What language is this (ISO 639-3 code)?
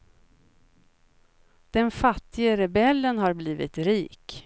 swe